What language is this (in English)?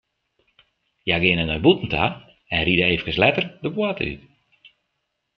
Western Frisian